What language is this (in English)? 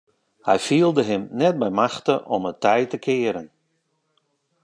Western Frisian